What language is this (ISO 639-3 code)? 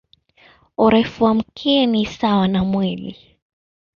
swa